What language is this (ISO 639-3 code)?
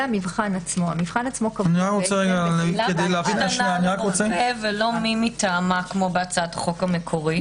heb